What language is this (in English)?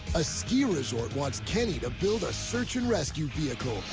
English